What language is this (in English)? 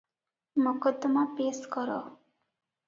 Odia